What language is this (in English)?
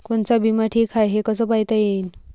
Marathi